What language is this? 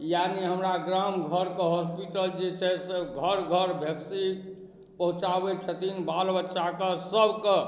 Maithili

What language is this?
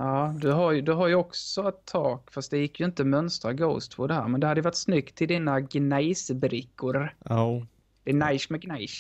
Swedish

